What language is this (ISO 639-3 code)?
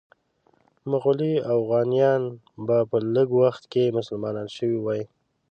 pus